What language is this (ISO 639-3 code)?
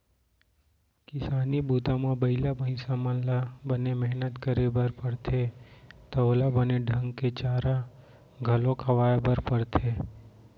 hne